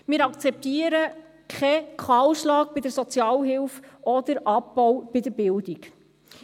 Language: Swiss German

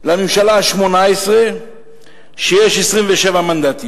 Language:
Hebrew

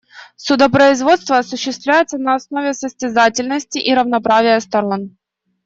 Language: Russian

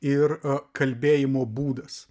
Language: Lithuanian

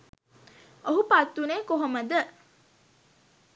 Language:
Sinhala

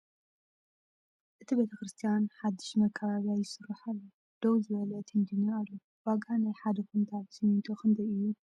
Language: Tigrinya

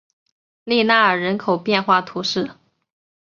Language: Chinese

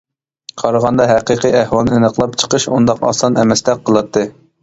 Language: Uyghur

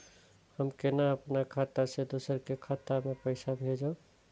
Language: Maithili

